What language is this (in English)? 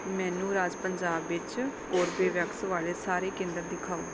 Punjabi